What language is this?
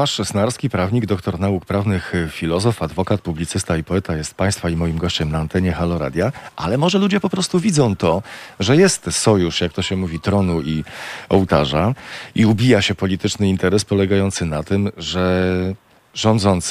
Polish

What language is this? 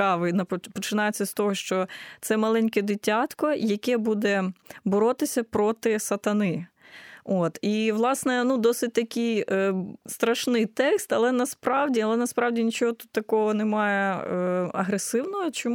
Ukrainian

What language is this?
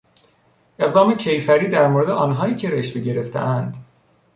Persian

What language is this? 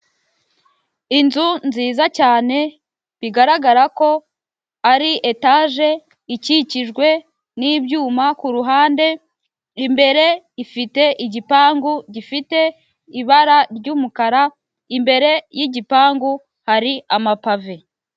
Kinyarwanda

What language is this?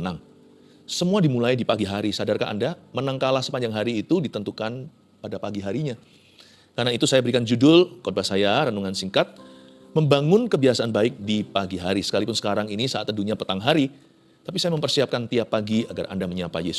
Indonesian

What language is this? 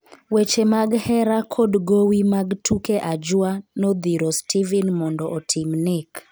Luo (Kenya and Tanzania)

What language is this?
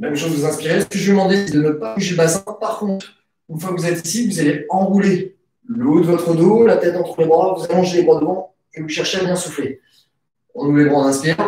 French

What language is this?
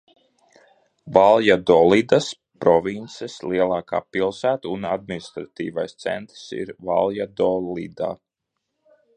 Latvian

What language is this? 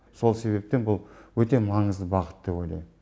Kazakh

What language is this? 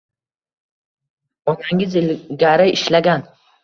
Uzbek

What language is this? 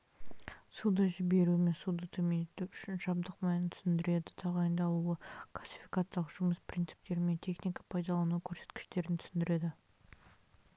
Kazakh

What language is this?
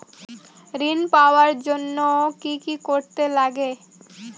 Bangla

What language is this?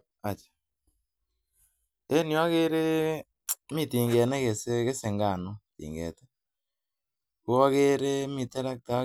Kalenjin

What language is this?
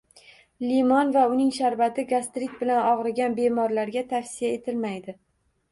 Uzbek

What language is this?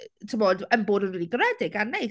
Welsh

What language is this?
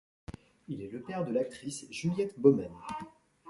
French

